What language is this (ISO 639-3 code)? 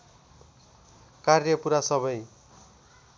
nep